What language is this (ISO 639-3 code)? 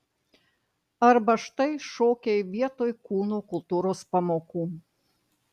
lit